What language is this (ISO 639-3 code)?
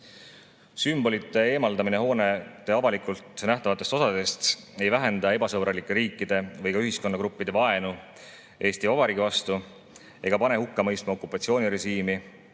est